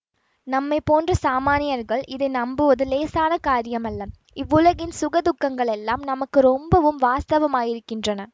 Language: Tamil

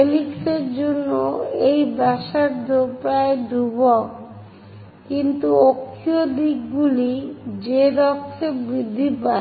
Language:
Bangla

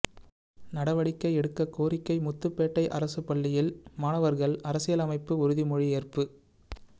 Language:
Tamil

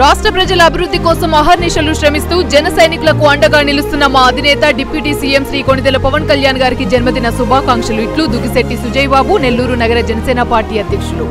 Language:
Telugu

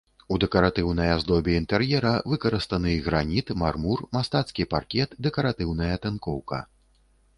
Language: Belarusian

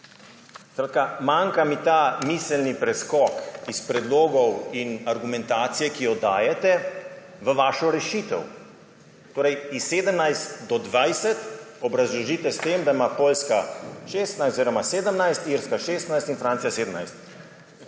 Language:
Slovenian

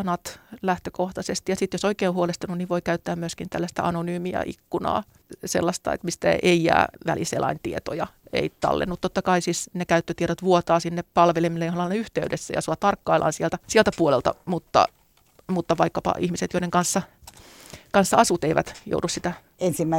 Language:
Finnish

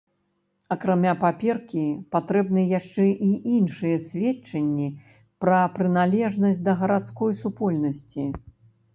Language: Belarusian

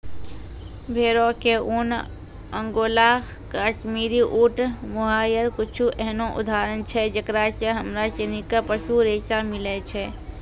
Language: Maithili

